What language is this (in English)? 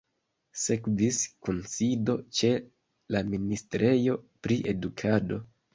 Esperanto